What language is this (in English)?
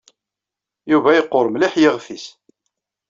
Kabyle